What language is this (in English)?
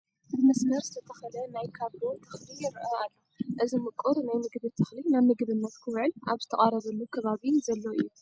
Tigrinya